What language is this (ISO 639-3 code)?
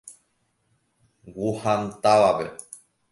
grn